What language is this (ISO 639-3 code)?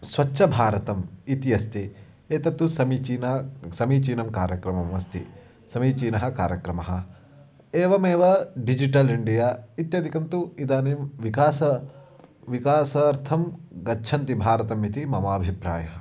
san